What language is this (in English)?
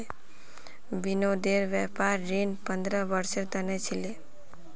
Magahi